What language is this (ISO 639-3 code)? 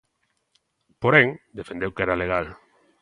glg